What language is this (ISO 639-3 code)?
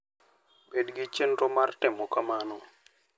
luo